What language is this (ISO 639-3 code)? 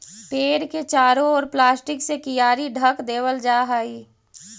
mag